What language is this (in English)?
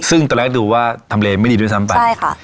Thai